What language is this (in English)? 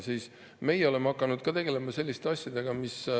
Estonian